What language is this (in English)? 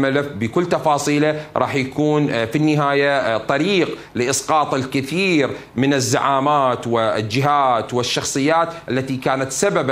Arabic